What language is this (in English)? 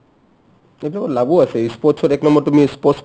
Assamese